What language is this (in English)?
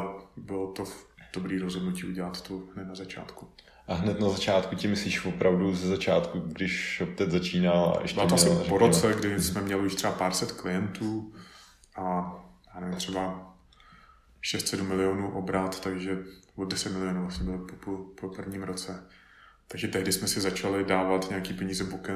Czech